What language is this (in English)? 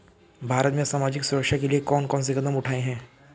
Hindi